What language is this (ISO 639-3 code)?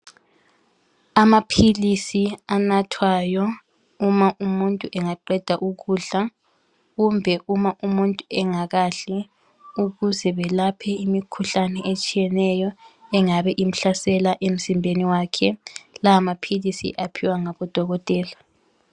nde